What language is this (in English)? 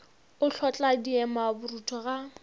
Northern Sotho